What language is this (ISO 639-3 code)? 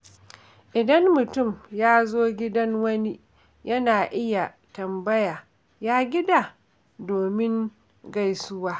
hau